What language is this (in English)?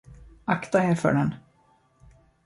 Swedish